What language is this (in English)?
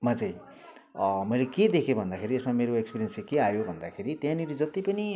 Nepali